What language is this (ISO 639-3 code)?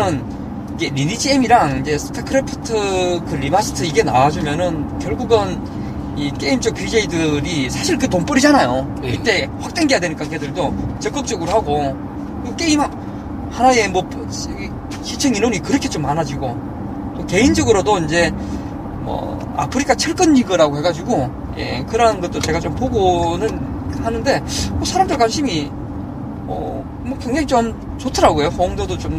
kor